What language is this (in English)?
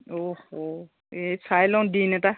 Assamese